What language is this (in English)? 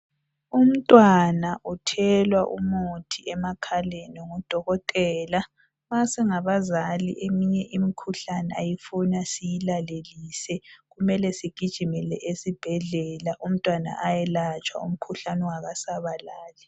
North Ndebele